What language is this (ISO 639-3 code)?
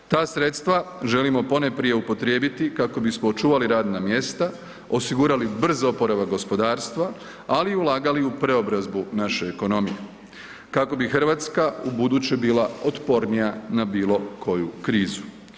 hrv